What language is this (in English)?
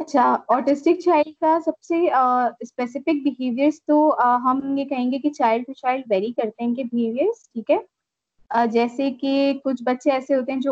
Urdu